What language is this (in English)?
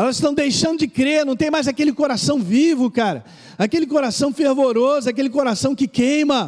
Portuguese